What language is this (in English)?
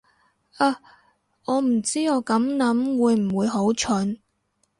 Cantonese